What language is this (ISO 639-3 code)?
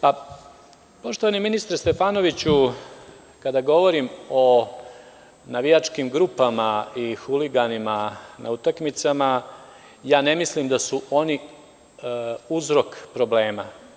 srp